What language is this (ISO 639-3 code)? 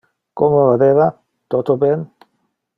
ina